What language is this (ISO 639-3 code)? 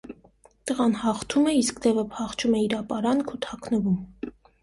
hye